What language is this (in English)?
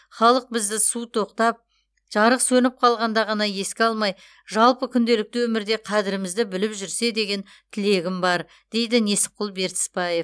Kazakh